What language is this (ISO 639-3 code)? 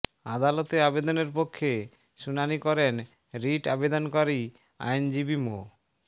ben